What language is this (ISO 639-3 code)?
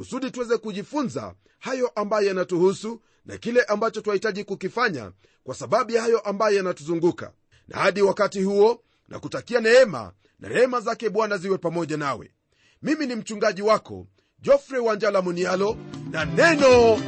swa